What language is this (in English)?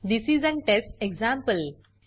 Marathi